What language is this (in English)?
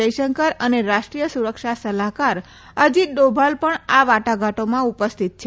Gujarati